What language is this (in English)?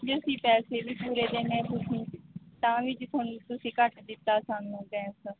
Punjabi